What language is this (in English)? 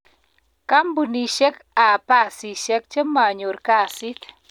Kalenjin